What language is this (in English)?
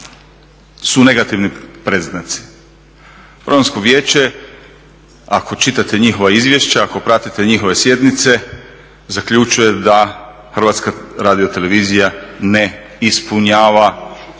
Croatian